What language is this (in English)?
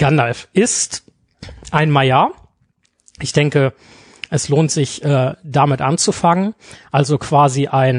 German